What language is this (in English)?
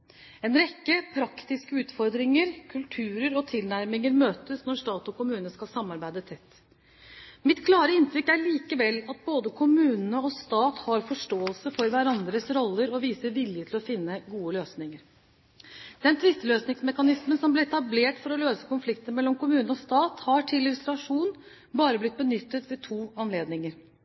Norwegian Bokmål